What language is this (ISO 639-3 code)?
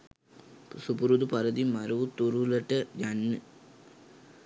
sin